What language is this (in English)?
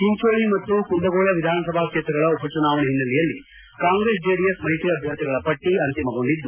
Kannada